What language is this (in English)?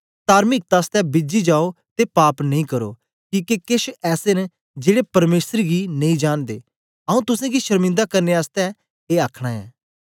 Dogri